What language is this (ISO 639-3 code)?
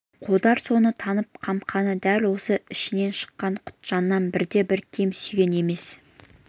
kaz